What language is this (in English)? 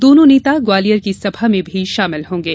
Hindi